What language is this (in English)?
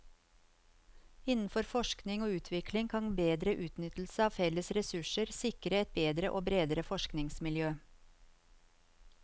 Norwegian